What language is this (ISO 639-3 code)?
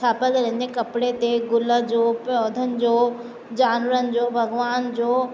snd